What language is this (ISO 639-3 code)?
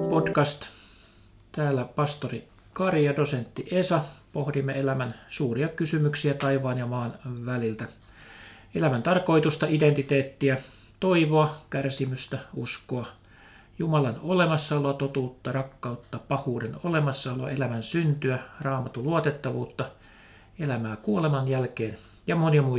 fin